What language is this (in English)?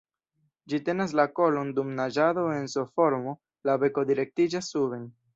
Esperanto